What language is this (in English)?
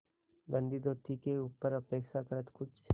Hindi